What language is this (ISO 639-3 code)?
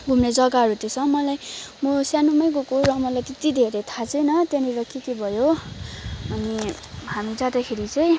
nep